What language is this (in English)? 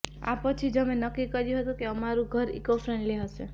Gujarati